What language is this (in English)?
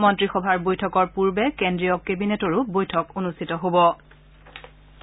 Assamese